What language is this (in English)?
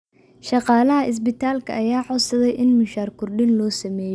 Somali